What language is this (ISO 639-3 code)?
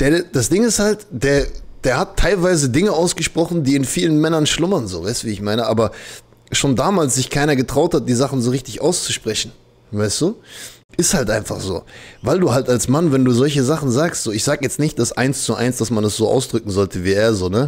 deu